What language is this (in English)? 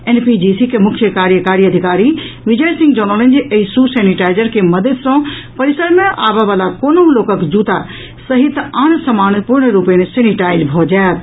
Maithili